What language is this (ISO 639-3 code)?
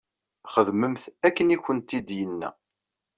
kab